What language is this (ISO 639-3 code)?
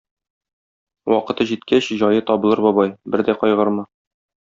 tat